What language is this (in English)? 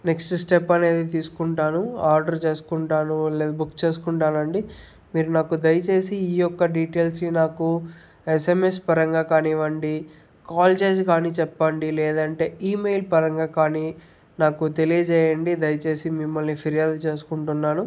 Telugu